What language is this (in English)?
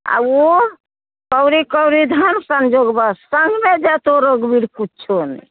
Maithili